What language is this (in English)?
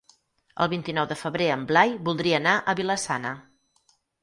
Catalan